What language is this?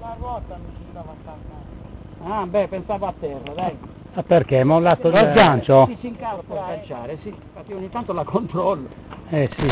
Italian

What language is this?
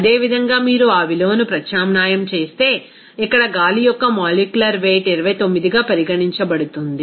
Telugu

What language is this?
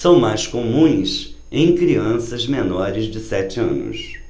Portuguese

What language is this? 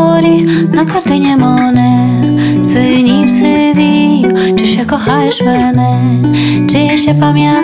Ukrainian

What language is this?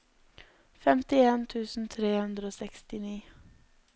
Norwegian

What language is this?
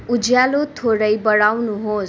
Nepali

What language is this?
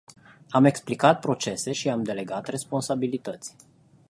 Romanian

